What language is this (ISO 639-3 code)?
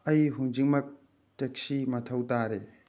mni